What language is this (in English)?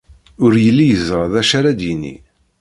Kabyle